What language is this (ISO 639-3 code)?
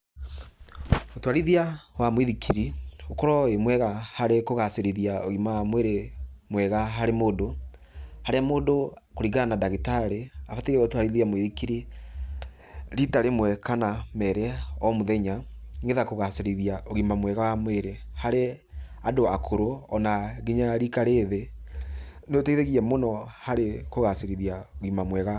kik